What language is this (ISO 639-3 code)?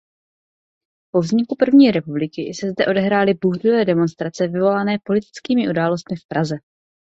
ces